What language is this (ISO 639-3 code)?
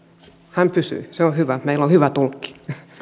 fin